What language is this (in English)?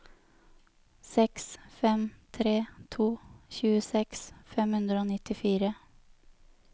Norwegian